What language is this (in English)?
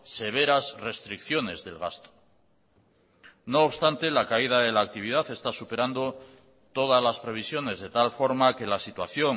Spanish